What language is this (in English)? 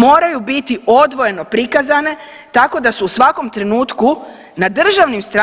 Croatian